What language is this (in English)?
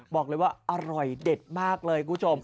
Thai